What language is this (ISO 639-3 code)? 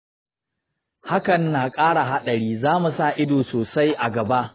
hau